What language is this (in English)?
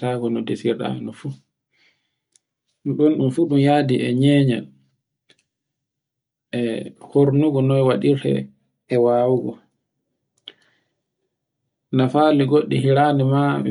Borgu Fulfulde